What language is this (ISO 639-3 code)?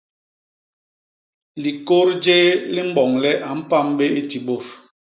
bas